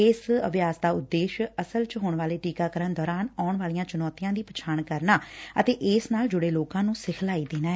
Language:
Punjabi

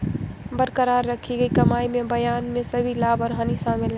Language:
Hindi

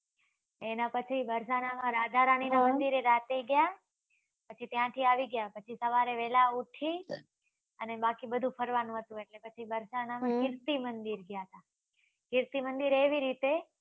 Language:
Gujarati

